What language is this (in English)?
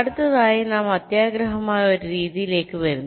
Malayalam